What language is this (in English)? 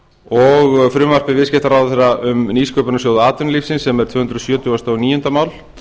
Icelandic